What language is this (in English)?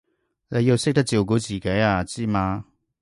Cantonese